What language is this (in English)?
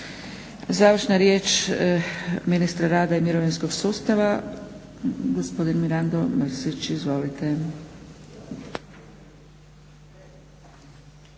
Croatian